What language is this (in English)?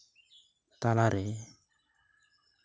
Santali